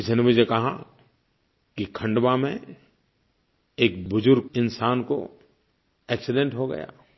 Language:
Hindi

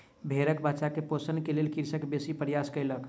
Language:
Maithili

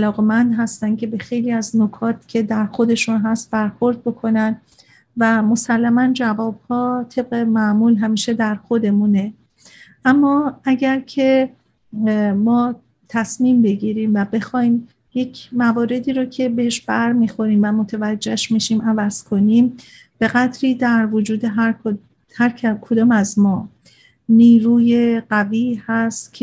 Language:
Persian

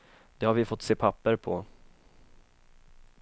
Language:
Swedish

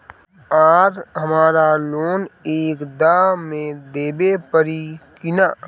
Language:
Bhojpuri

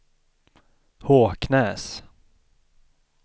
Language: Swedish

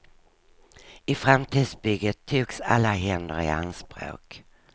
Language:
Swedish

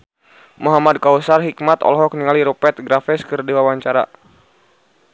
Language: Sundanese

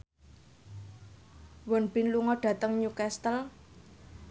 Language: Javanese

